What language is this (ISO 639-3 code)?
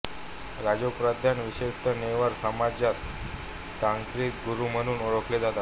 mar